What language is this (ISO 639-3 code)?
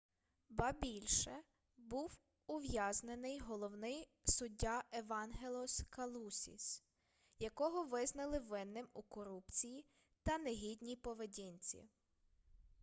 ukr